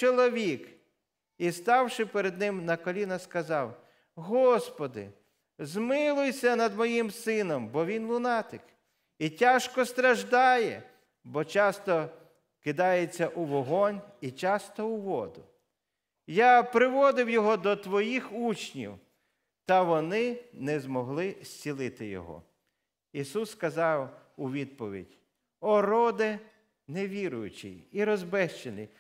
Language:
Ukrainian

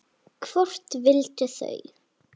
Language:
Icelandic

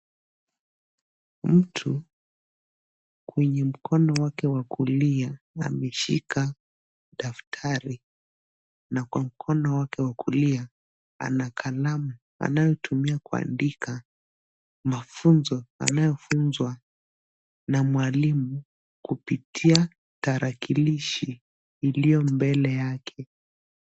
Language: Swahili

